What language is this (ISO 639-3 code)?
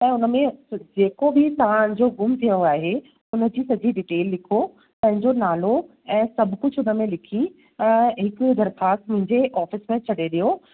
snd